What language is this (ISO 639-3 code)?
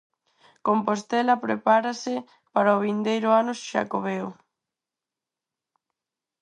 glg